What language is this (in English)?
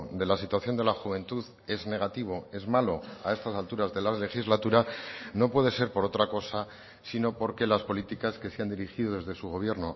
Spanish